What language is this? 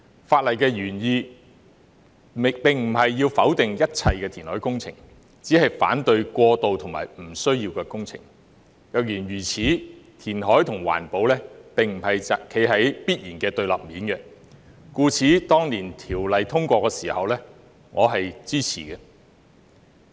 Cantonese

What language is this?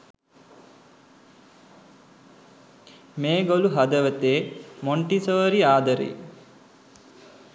Sinhala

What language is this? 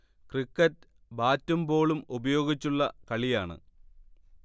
Malayalam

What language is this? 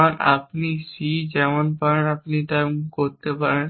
Bangla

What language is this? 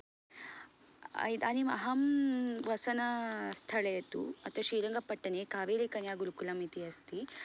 Sanskrit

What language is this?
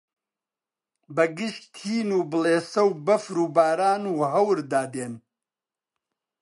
Central Kurdish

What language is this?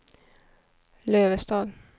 Swedish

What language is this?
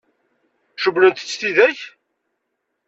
Kabyle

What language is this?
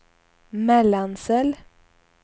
Swedish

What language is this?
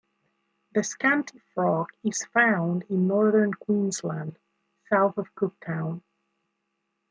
English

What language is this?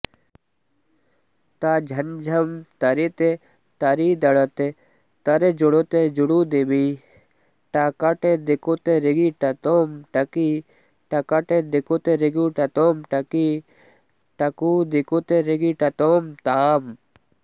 Sanskrit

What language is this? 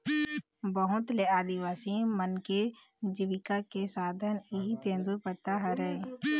Chhattisgarhi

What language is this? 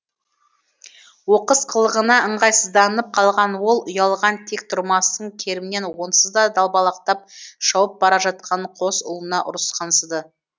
Kazakh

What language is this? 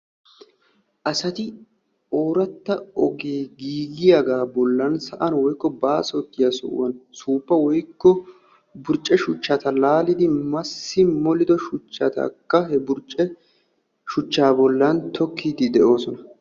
Wolaytta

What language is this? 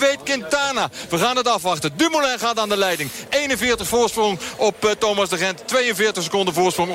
Dutch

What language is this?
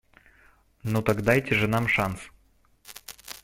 Russian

